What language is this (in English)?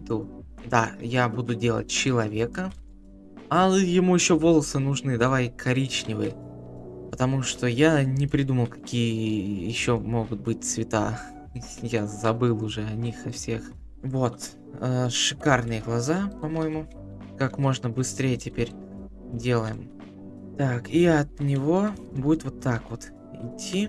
Russian